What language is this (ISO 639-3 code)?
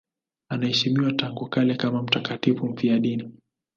swa